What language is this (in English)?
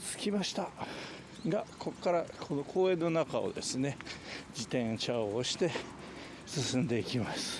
Japanese